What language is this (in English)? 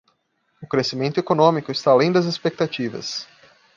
Portuguese